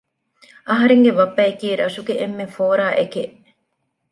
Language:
Divehi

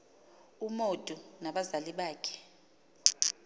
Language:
Xhosa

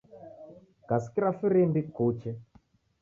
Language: Taita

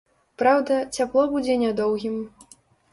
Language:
Belarusian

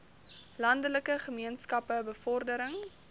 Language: Afrikaans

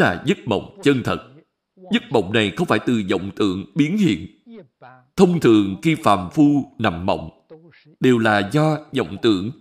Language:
Vietnamese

